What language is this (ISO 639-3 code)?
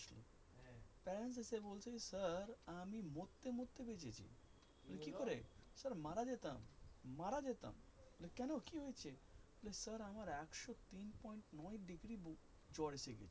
ben